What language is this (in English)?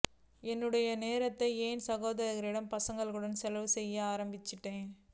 Tamil